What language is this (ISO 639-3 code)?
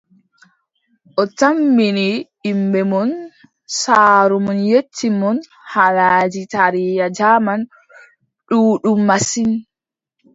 fub